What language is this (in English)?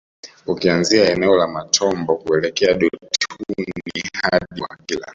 Swahili